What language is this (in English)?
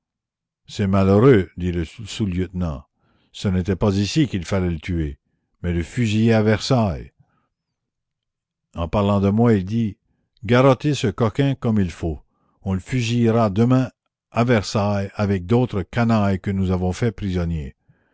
French